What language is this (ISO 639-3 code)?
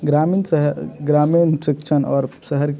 hin